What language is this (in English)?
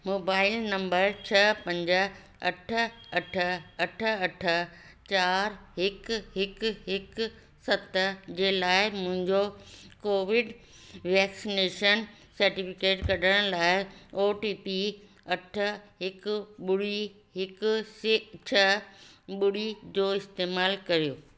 Sindhi